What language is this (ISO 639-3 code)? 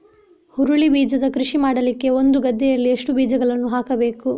kan